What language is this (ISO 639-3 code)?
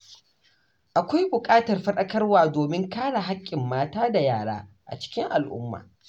hau